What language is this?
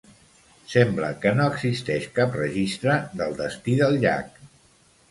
Catalan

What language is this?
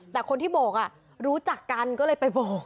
Thai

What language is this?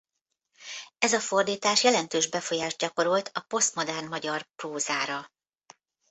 Hungarian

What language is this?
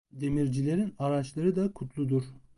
Turkish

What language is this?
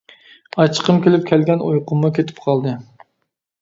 Uyghur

